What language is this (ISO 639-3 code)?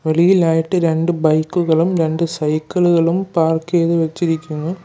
mal